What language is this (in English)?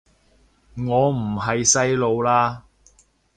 Cantonese